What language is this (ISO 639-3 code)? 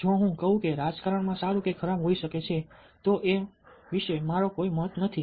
guj